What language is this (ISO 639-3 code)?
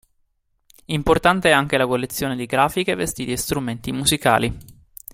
ita